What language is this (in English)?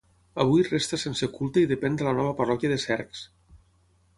Catalan